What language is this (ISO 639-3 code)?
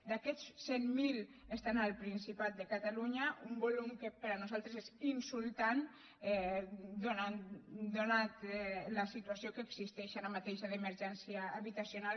cat